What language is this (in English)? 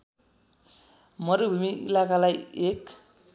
Nepali